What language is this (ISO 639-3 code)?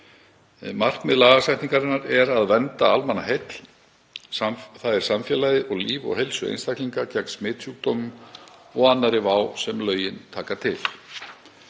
isl